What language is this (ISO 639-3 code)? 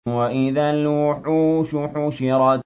ara